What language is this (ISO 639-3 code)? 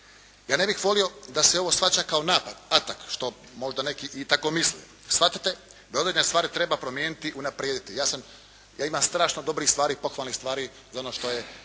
hrv